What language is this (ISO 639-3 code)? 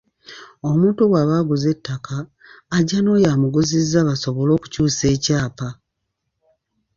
lug